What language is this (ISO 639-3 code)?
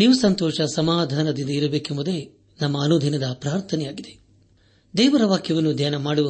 kan